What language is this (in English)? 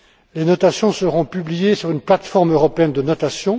French